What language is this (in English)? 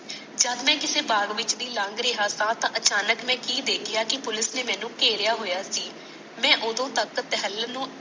Punjabi